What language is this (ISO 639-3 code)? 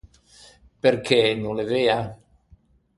lij